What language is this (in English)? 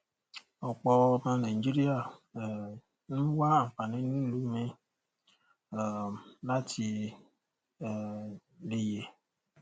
Yoruba